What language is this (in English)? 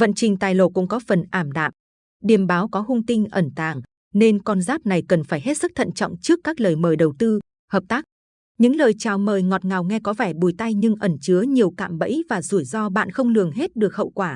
Vietnamese